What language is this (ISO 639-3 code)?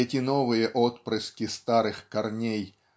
rus